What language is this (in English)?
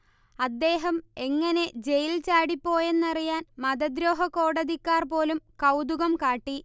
Malayalam